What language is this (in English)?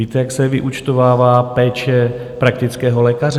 Czech